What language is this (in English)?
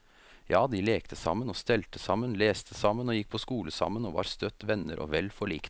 Norwegian